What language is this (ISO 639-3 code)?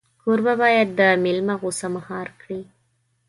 pus